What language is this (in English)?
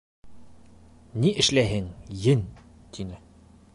Bashkir